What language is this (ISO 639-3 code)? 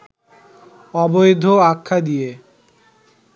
ben